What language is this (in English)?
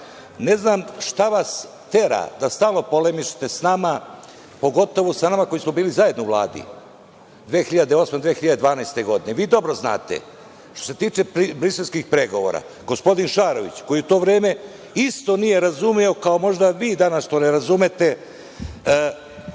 Serbian